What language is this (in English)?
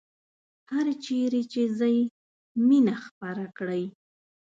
Pashto